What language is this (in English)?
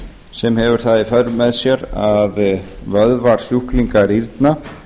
Icelandic